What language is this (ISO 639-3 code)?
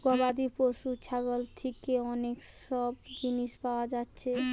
ben